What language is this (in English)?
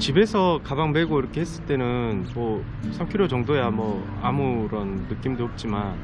Korean